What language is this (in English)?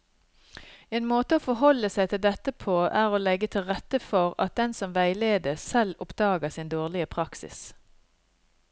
Norwegian